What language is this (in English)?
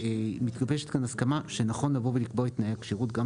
Hebrew